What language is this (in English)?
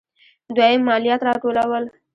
Pashto